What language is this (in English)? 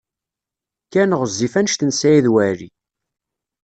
Kabyle